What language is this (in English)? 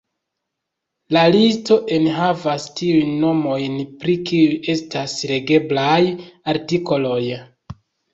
Esperanto